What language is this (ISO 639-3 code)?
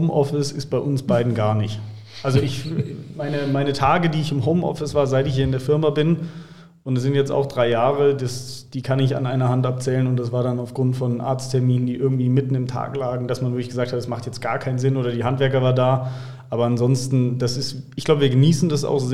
deu